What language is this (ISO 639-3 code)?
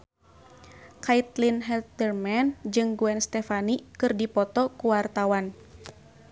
sun